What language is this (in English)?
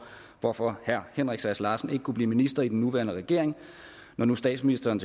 Danish